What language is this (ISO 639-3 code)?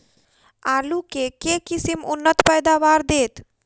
mai